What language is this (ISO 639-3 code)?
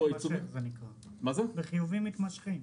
heb